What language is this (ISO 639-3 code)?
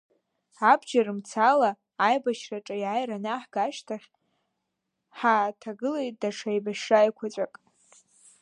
abk